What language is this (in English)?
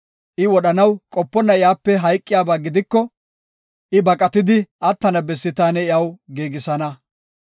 Gofa